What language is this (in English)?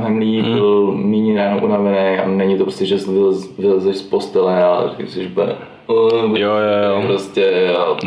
Czech